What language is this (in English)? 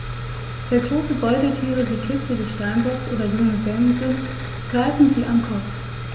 German